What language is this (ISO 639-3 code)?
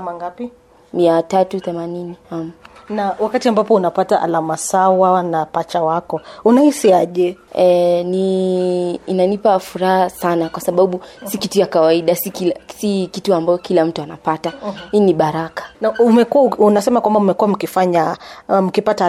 swa